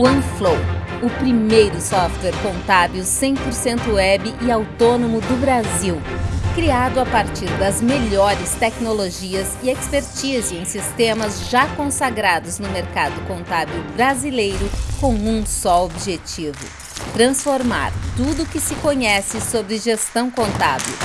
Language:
Portuguese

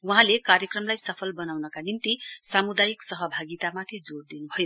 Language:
Nepali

